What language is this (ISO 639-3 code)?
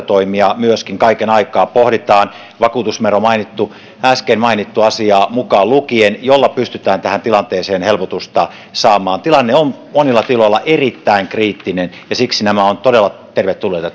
fin